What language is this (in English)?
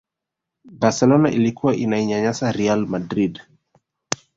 Swahili